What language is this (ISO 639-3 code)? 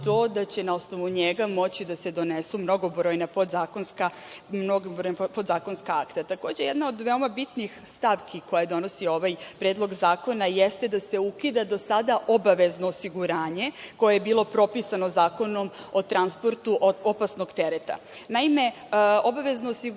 srp